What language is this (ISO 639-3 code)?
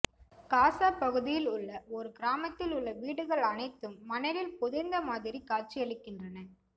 tam